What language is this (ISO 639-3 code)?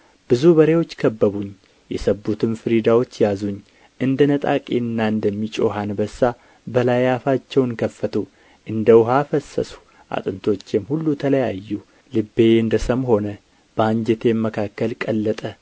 amh